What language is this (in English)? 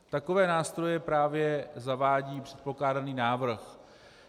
Czech